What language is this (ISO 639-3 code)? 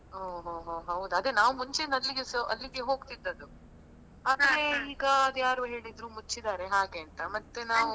kan